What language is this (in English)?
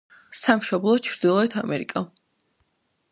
Georgian